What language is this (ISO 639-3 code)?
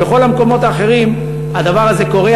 heb